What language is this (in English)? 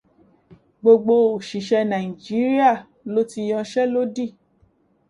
Yoruba